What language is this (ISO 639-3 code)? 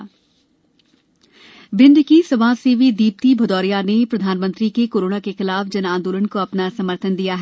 hin